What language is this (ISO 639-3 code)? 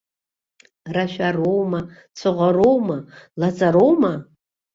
abk